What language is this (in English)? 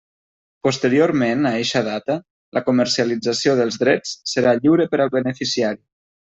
Catalan